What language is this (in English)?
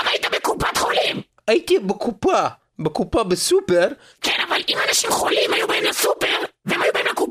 Hebrew